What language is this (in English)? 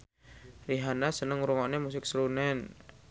Javanese